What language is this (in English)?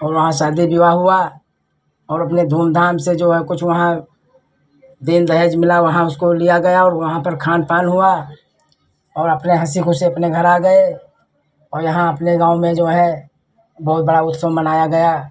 Hindi